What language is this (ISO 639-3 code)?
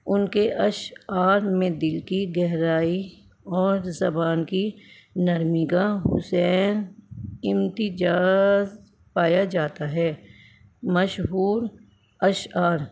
urd